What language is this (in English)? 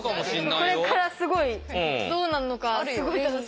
Japanese